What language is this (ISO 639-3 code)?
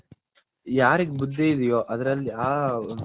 kan